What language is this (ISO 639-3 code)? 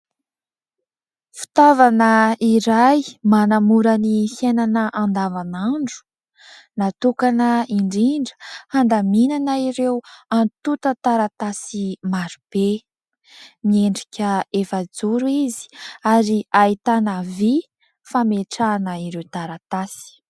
mlg